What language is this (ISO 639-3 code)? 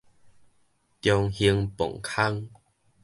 nan